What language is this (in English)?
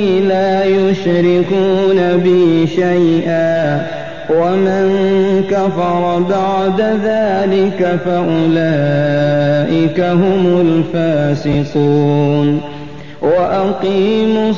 Arabic